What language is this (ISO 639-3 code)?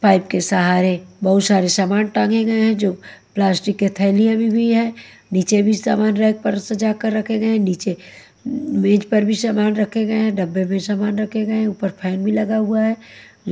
hin